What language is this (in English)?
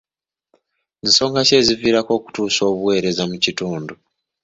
Ganda